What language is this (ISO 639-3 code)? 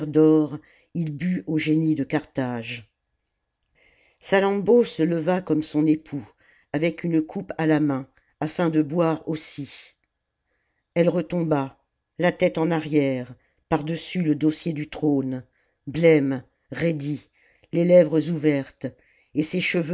fra